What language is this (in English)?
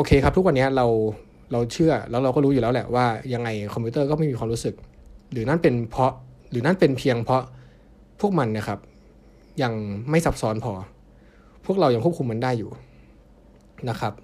Thai